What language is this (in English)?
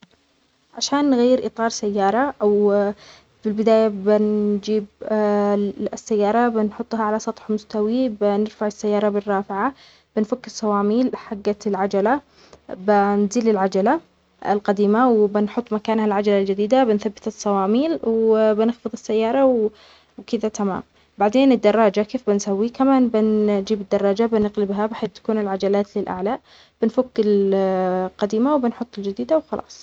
Omani Arabic